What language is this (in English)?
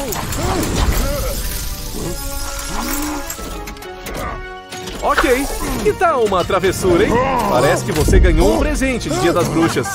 Portuguese